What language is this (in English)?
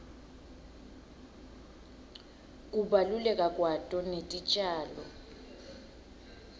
Swati